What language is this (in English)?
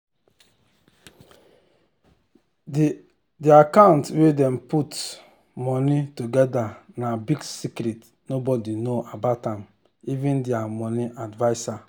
Nigerian Pidgin